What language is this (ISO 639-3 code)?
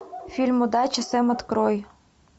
rus